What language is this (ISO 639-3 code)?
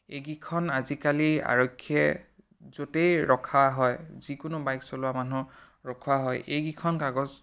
asm